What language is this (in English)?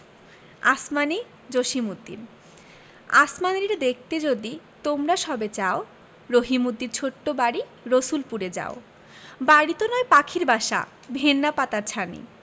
Bangla